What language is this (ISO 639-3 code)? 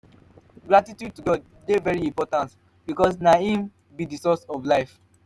pcm